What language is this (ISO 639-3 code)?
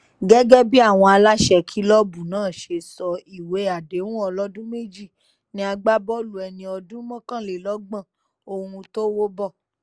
yor